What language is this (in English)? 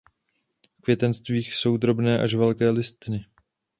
Czech